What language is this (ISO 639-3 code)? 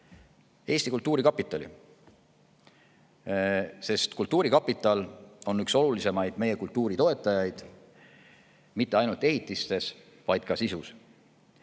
est